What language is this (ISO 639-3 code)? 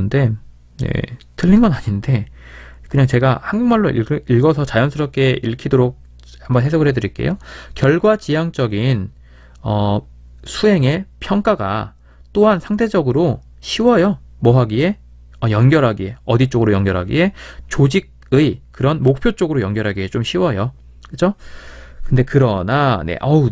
kor